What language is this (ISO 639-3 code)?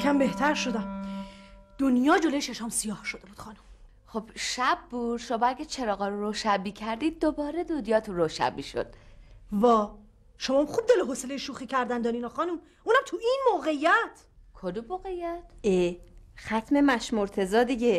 fas